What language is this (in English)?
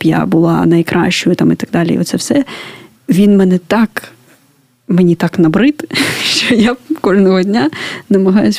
Ukrainian